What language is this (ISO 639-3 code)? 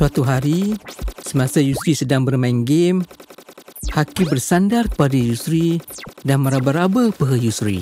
msa